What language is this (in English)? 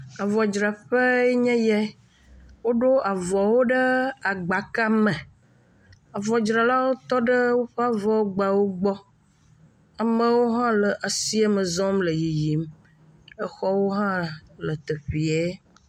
Ewe